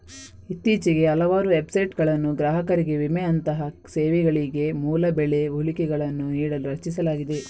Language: Kannada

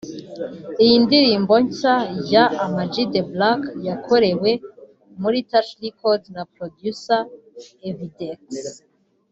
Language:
Kinyarwanda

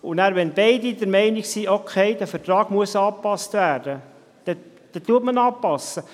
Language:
Swiss German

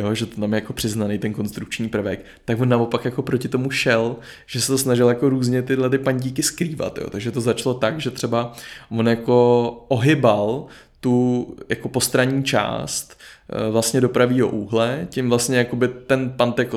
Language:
Czech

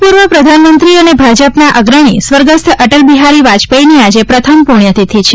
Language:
Gujarati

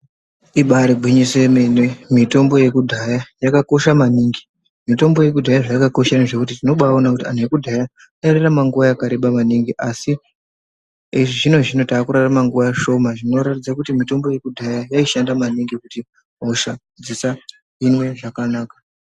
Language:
Ndau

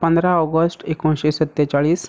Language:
Konkani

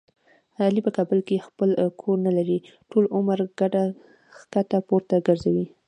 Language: Pashto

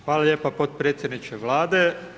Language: Croatian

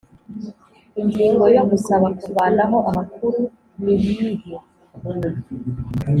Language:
Kinyarwanda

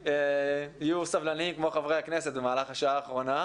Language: Hebrew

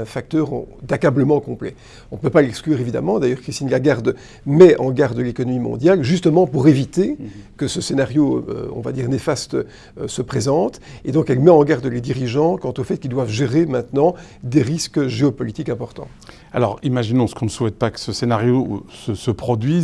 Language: French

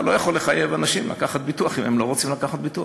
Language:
Hebrew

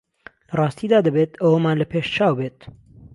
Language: Central Kurdish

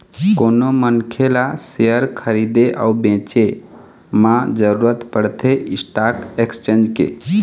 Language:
Chhattisgarhi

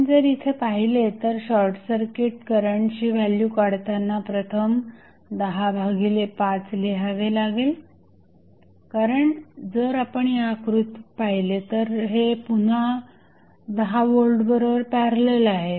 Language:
Marathi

